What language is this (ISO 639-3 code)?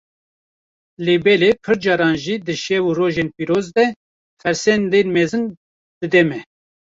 kur